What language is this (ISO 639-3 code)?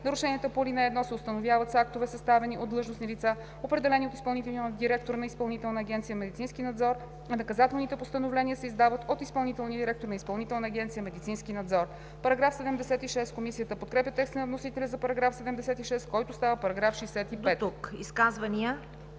bul